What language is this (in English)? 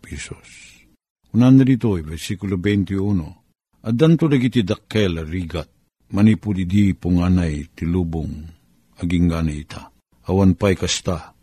Filipino